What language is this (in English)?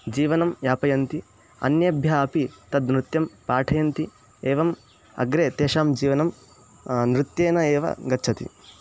Sanskrit